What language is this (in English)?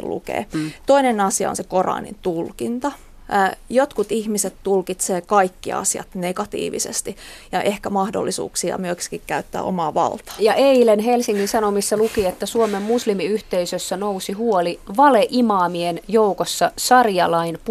Finnish